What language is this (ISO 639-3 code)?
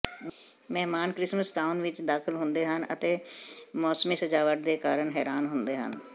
pan